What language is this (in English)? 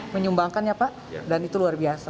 Indonesian